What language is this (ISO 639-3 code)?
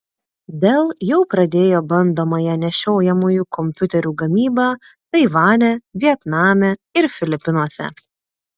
lit